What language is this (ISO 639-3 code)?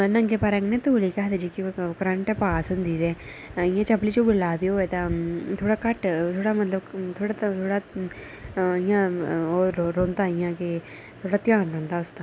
doi